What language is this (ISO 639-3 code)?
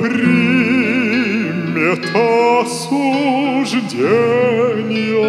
lav